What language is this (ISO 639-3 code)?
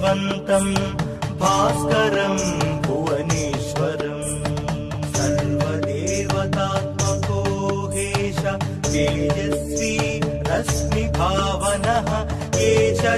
tam